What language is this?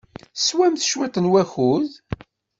Kabyle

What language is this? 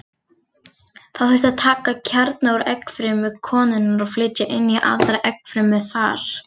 Icelandic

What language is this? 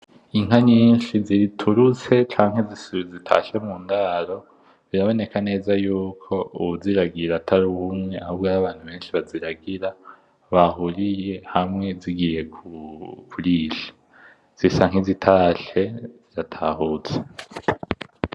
Rundi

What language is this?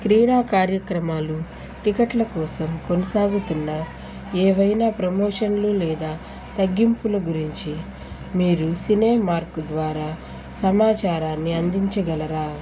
Telugu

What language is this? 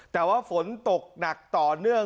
Thai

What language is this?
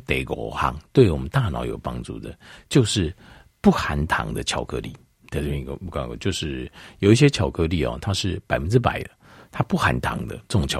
Chinese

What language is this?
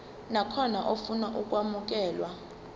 Zulu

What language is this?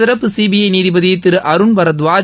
Tamil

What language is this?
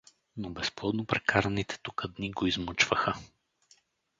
Bulgarian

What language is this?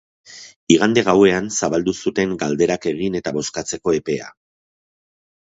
Basque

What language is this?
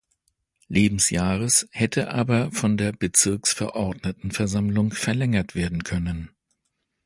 German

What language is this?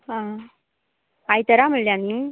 Konkani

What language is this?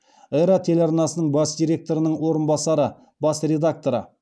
Kazakh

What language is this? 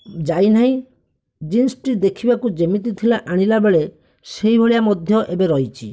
Odia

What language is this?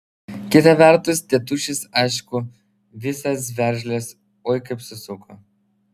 Lithuanian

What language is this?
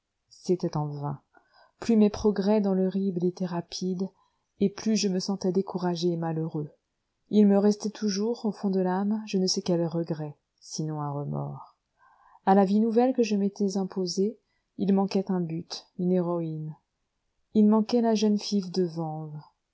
French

